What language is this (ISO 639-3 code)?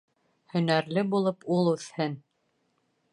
bak